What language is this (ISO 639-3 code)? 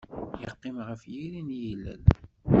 kab